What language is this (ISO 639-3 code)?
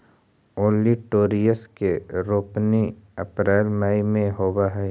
mag